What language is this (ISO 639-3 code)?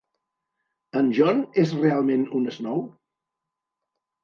cat